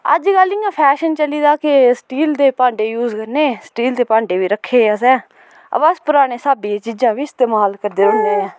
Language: Dogri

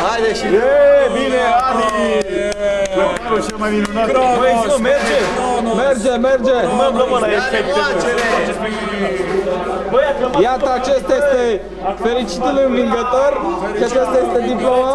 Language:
Romanian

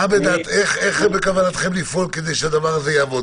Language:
Hebrew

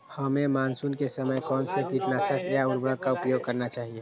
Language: Magahi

